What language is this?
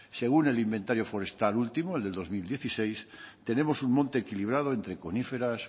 Spanish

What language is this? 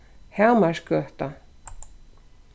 Faroese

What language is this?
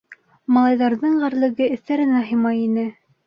Bashkir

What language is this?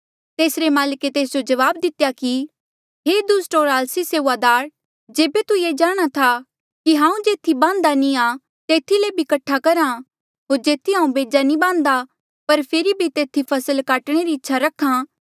Mandeali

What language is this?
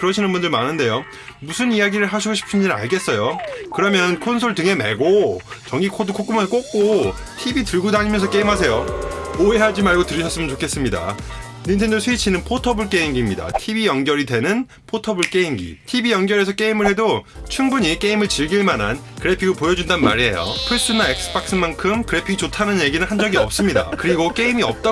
Korean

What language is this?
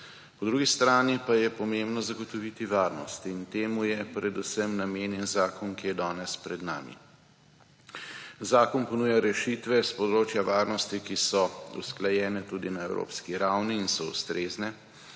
Slovenian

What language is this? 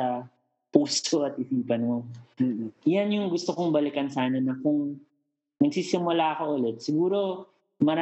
Filipino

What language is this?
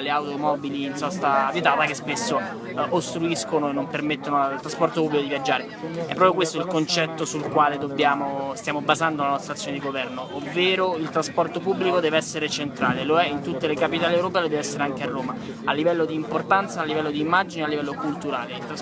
Italian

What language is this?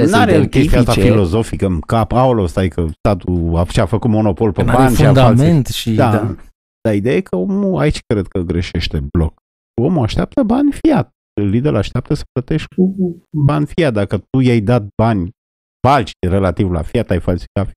Romanian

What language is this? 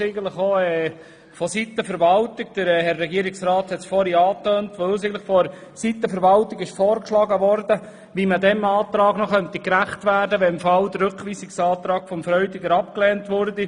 Swiss German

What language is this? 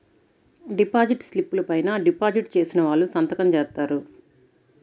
Telugu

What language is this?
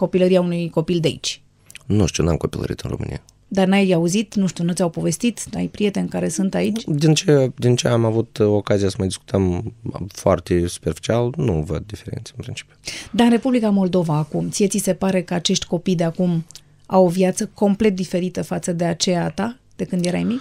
Romanian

